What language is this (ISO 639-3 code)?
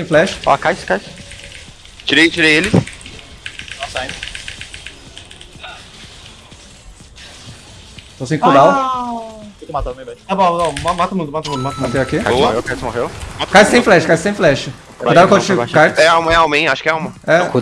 por